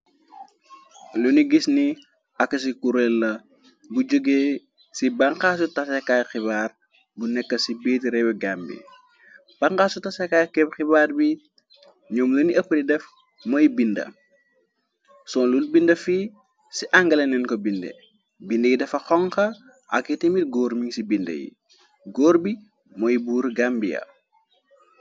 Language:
Wolof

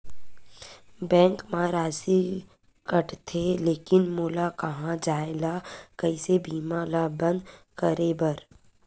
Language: Chhattisgarhi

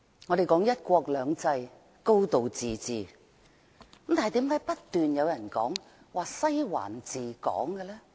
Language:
Cantonese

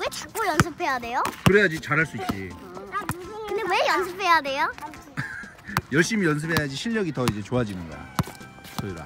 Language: Korean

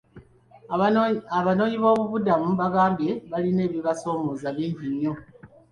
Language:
Ganda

